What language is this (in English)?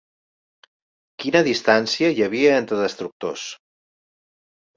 Catalan